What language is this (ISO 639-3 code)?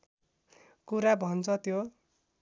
nep